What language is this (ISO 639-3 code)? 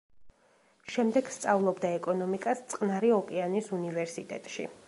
kat